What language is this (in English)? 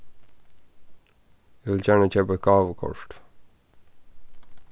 Faroese